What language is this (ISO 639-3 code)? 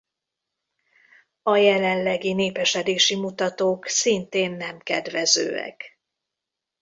hun